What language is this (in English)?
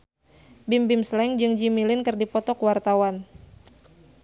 Sundanese